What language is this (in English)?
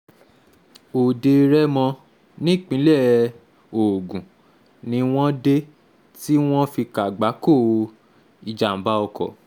Yoruba